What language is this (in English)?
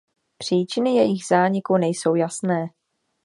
Czech